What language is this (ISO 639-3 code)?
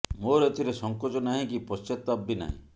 ori